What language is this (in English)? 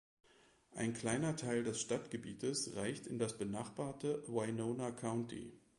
German